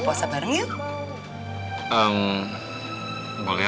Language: Indonesian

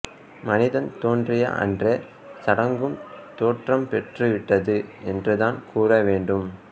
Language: Tamil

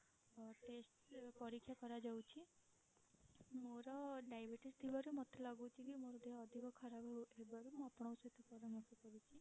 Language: Odia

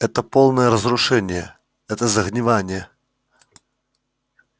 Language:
Russian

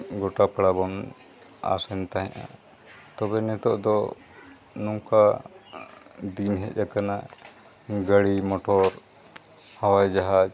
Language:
Santali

